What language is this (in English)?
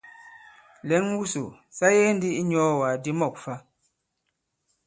Bankon